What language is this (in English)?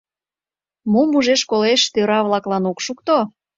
Mari